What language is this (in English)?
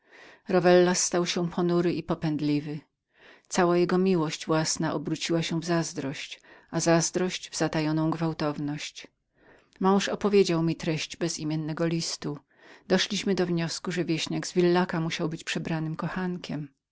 Polish